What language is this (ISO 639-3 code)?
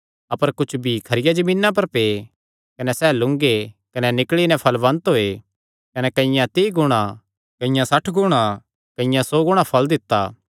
xnr